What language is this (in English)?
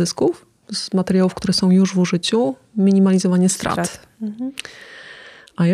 Polish